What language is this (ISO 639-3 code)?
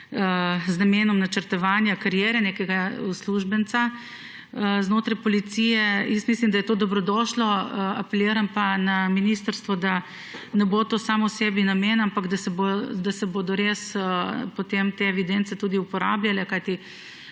slv